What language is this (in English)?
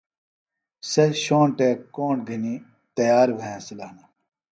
Phalura